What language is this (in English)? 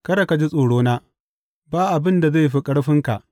Hausa